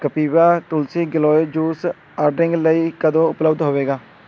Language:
Punjabi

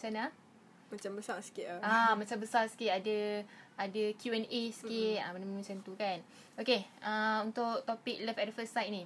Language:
Malay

